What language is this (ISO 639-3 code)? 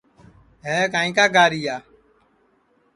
ssi